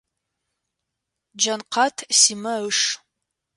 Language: Adyghe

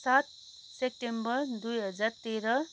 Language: Nepali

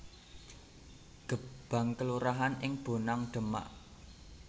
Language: Javanese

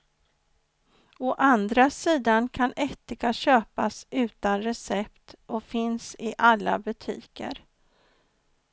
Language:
Swedish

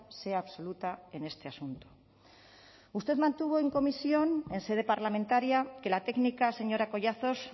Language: Spanish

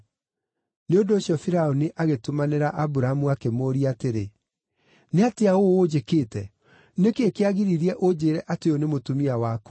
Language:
Kikuyu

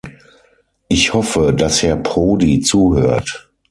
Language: German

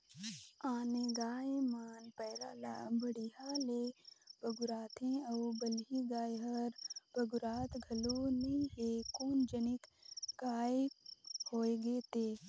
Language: Chhattisgarhi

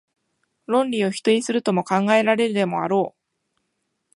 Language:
Japanese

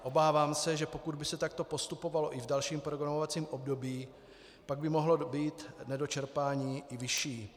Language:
Czech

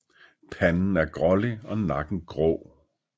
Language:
Danish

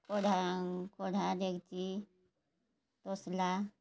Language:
Odia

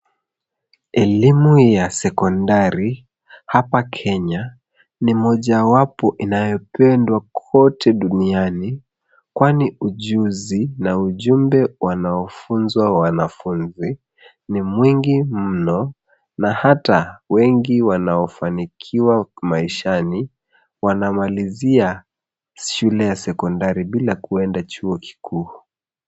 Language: Swahili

